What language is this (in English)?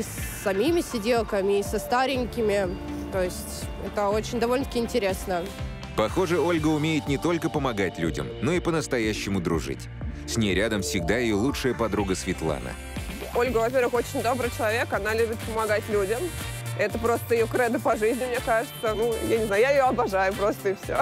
Russian